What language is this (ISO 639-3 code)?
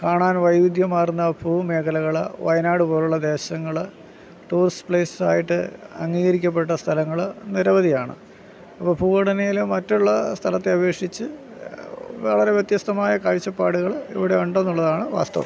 mal